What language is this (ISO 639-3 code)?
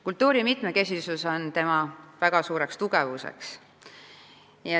est